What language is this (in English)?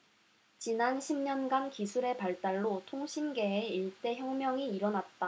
Korean